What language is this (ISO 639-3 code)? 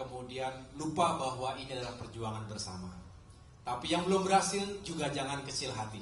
ind